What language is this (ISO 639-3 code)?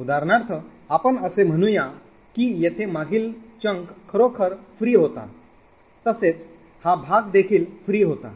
mar